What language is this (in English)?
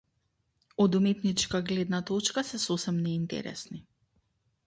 Macedonian